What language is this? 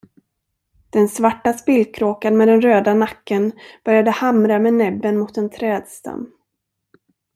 Swedish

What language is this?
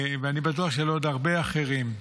Hebrew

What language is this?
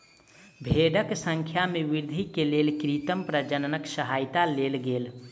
Maithili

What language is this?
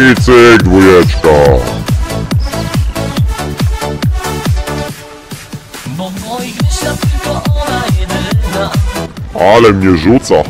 Polish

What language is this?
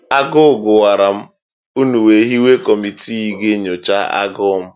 Igbo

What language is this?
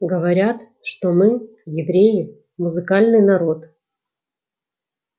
Russian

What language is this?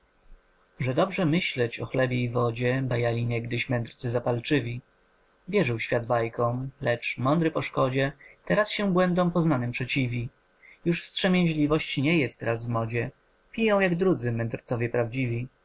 Polish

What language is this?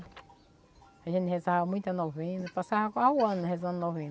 Portuguese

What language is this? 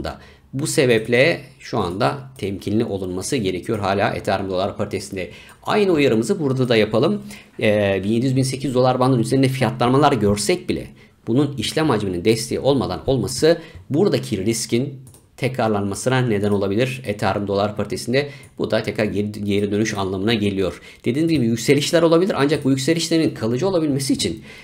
Turkish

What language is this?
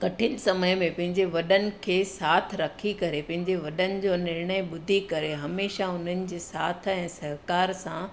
Sindhi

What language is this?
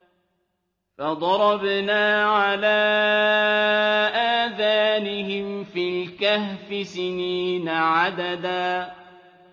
Arabic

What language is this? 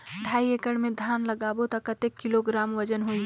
Chhattisgarhi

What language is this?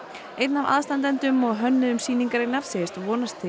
Icelandic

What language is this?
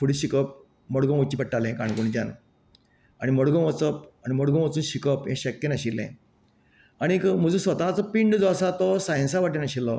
Konkani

